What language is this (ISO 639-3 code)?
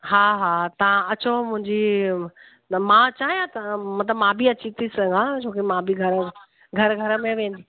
snd